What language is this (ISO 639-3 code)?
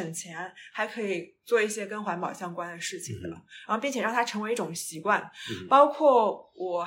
zho